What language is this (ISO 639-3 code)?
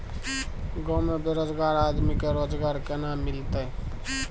mai